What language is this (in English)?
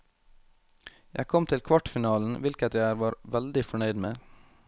Norwegian